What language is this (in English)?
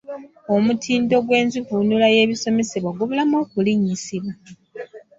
Ganda